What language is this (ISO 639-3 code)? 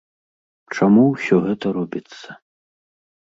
bel